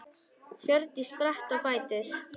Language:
Icelandic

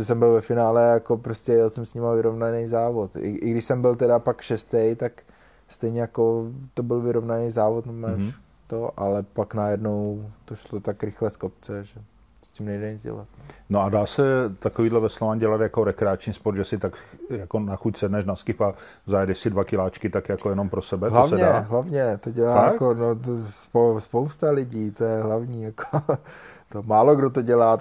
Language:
Czech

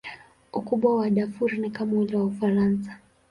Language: Swahili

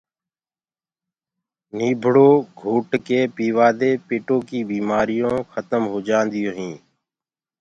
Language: Gurgula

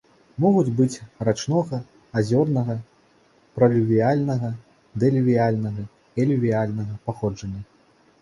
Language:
Belarusian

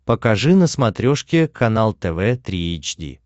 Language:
Russian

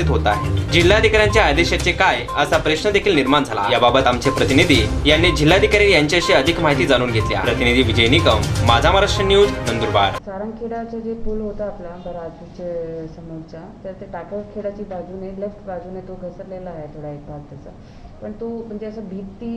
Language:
Hindi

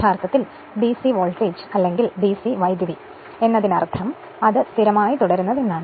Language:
Malayalam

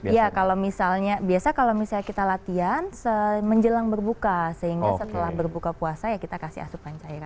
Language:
Indonesian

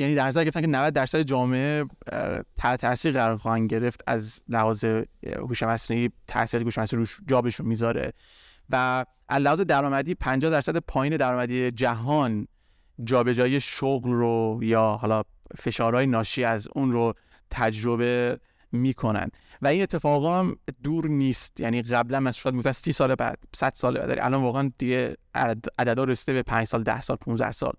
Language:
Persian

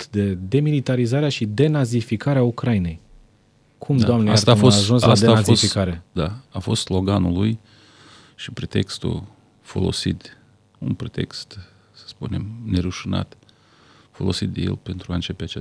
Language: Romanian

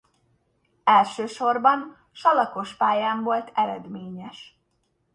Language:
Hungarian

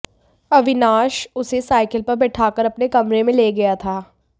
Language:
Hindi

